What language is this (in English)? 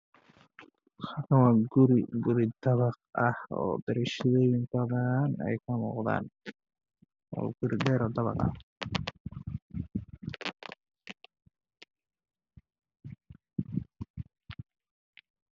Somali